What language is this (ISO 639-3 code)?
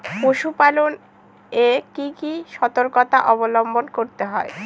ben